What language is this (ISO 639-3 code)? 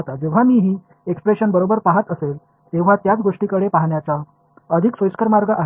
mar